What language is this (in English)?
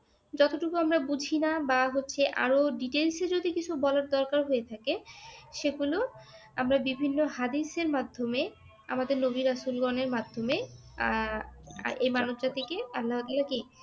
Bangla